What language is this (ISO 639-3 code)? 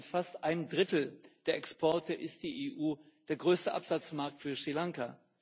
deu